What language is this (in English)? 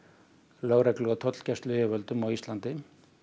Icelandic